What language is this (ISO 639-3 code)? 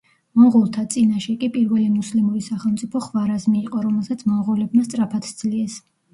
kat